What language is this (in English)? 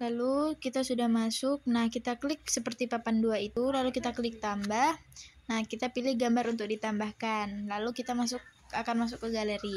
Indonesian